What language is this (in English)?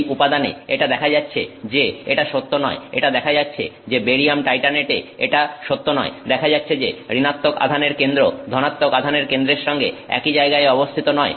Bangla